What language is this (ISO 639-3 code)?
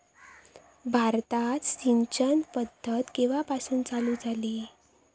mar